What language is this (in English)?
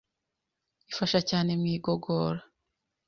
Kinyarwanda